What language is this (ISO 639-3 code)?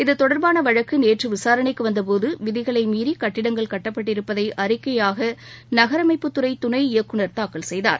tam